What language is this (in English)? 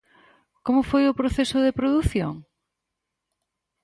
Galician